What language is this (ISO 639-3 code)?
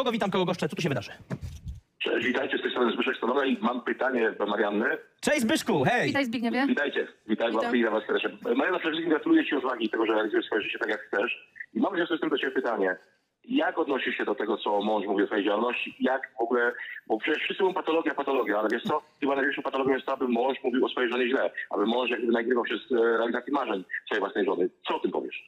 pol